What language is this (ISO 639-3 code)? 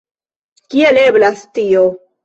epo